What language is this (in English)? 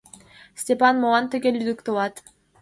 Mari